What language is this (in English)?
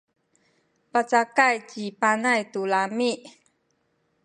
Sakizaya